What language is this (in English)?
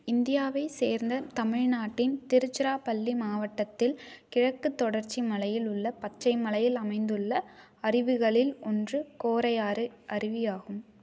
Tamil